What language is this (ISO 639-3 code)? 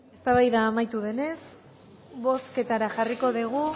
eus